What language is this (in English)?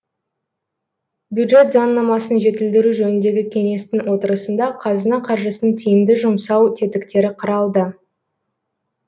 Kazakh